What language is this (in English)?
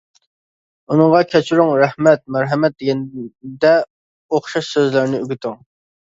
Uyghur